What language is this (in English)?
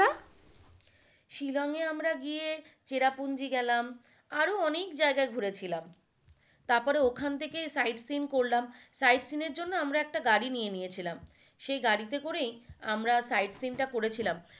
Bangla